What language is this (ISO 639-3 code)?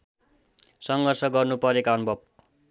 nep